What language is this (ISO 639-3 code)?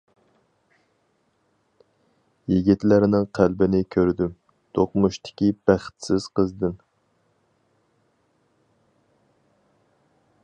uig